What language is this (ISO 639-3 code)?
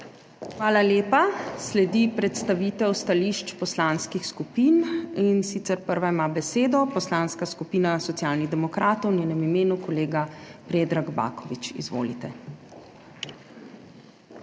slv